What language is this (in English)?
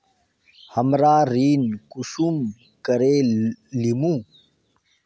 Magahi